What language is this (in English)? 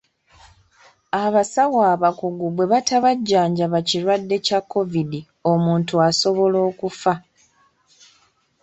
Ganda